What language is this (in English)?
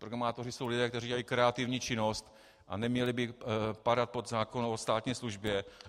Czech